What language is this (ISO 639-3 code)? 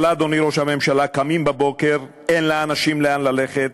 heb